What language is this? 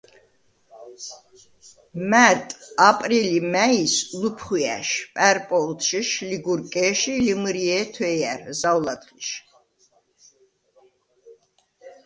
Svan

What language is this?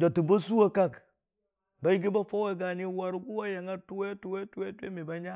Dijim-Bwilim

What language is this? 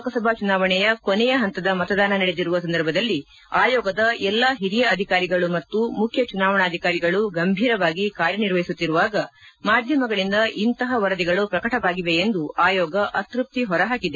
Kannada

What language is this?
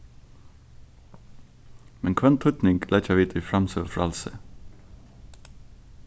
Faroese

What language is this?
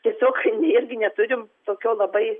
Lithuanian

